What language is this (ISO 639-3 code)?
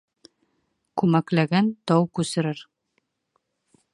bak